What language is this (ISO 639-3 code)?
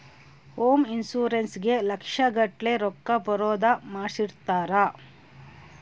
kan